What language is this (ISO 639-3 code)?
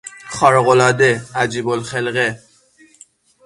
fas